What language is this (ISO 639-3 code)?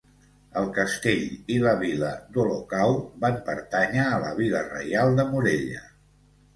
cat